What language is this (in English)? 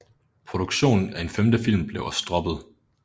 Danish